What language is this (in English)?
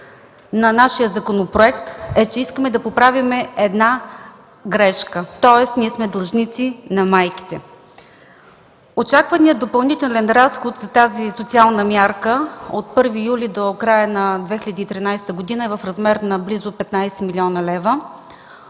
Bulgarian